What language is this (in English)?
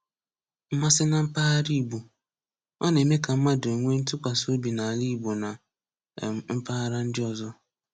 Igbo